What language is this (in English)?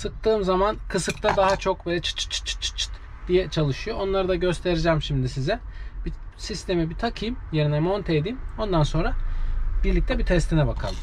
Turkish